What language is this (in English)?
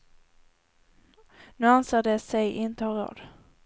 Swedish